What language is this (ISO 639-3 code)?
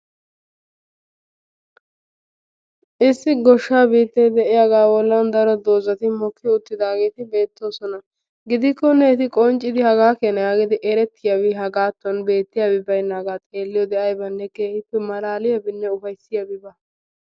wal